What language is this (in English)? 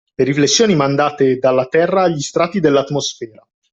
Italian